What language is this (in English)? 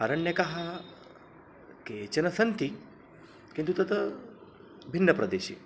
Sanskrit